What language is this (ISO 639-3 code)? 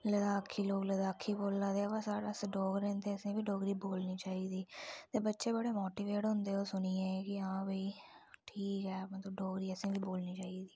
doi